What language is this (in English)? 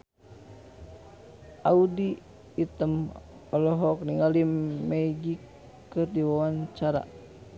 Sundanese